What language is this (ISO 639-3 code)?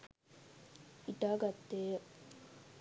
sin